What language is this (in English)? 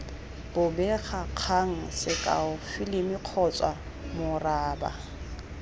Tswana